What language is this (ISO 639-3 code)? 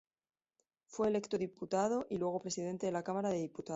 spa